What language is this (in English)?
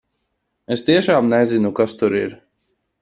Latvian